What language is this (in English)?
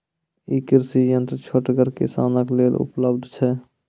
Maithili